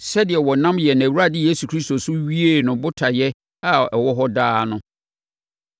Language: Akan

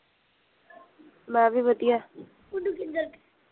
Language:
Punjabi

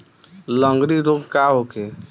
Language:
Bhojpuri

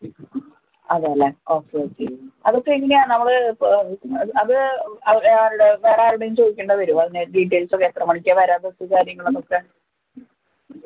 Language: Malayalam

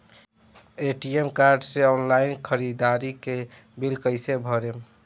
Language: Bhojpuri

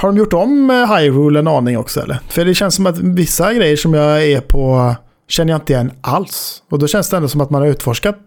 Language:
Swedish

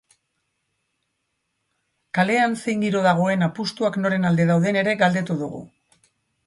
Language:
Basque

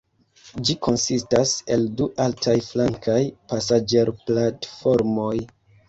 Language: Esperanto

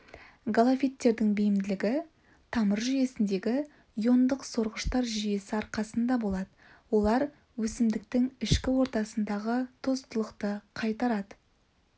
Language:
Kazakh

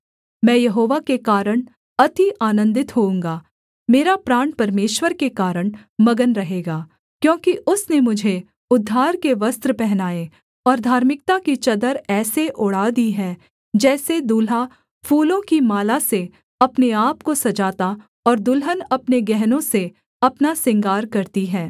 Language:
Hindi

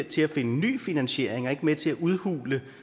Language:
Danish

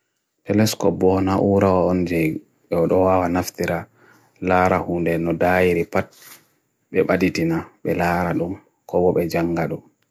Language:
Bagirmi Fulfulde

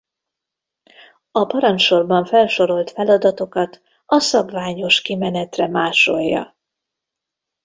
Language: Hungarian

